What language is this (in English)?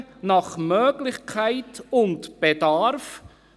Swiss German